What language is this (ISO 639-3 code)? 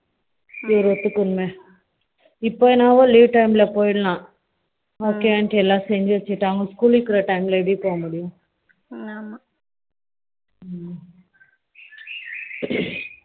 tam